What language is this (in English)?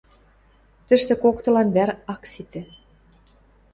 Western Mari